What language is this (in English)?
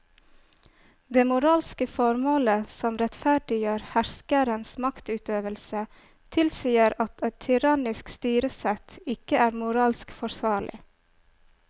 Norwegian